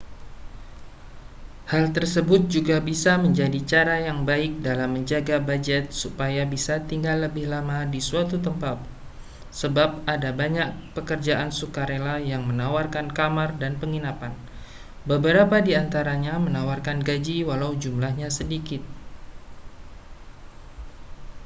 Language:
Indonesian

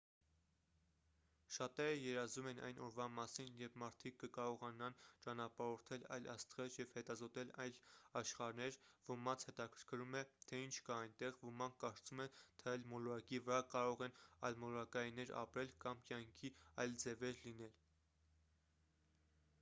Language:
Armenian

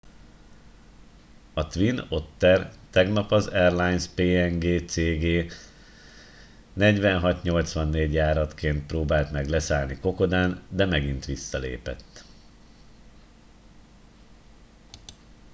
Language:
Hungarian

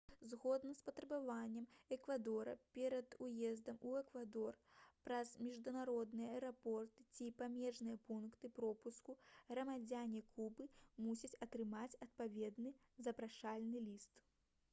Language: Belarusian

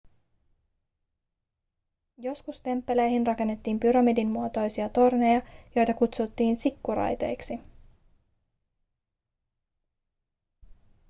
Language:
Finnish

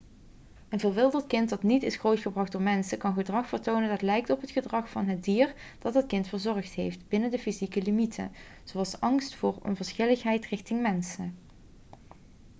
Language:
Dutch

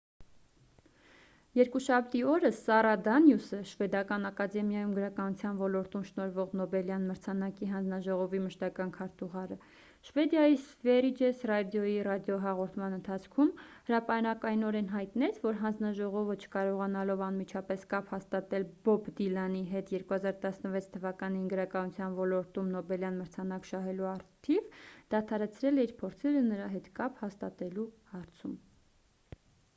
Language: Armenian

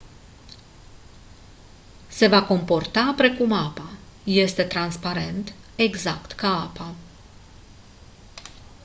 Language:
Romanian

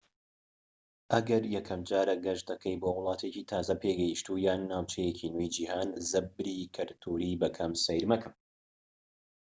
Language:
Central Kurdish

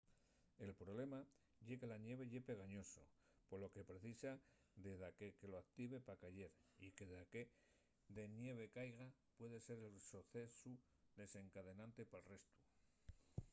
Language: Asturian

